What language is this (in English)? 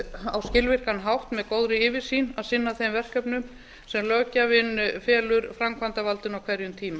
Icelandic